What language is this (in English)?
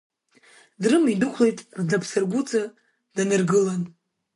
Abkhazian